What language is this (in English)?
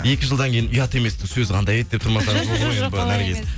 Kazakh